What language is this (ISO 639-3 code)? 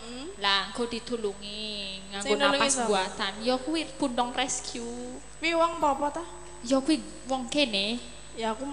ind